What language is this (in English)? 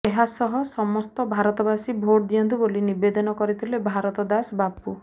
Odia